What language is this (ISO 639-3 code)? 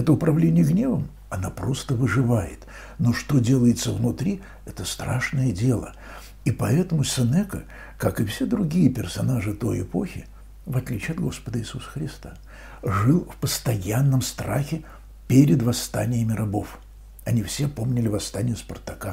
rus